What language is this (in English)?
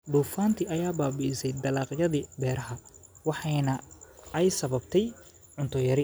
Somali